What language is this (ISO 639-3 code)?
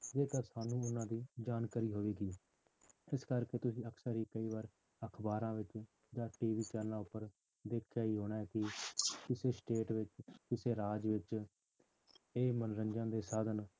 pan